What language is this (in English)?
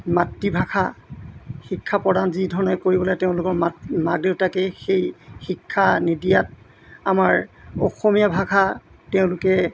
Assamese